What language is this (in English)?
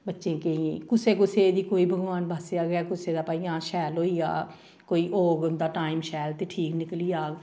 Dogri